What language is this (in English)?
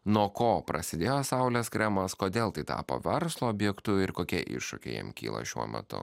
Lithuanian